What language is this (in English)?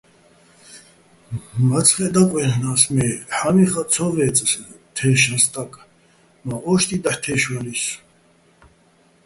Bats